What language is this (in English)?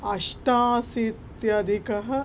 Sanskrit